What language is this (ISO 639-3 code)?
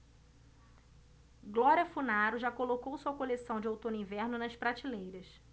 por